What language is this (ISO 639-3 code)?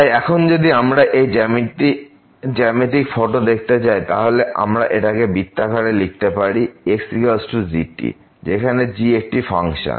ben